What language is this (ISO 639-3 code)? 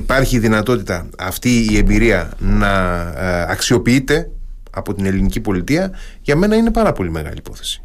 ell